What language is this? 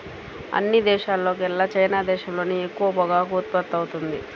Telugu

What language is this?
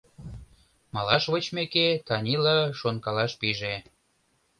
Mari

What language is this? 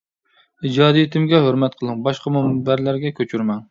Uyghur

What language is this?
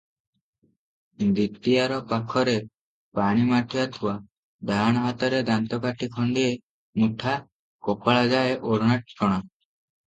Odia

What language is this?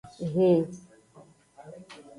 Aja (Benin)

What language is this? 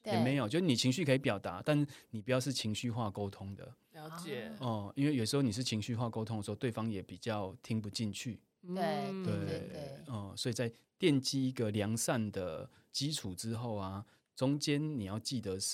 Chinese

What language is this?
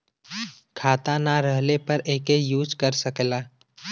Bhojpuri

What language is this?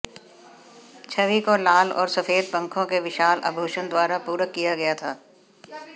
Hindi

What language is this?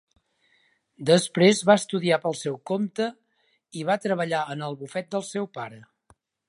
Catalan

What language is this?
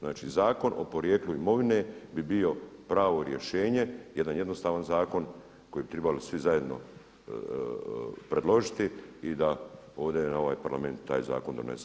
Croatian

